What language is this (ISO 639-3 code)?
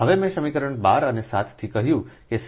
guj